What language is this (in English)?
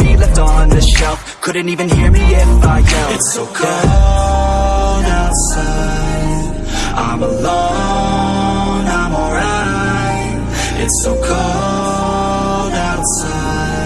English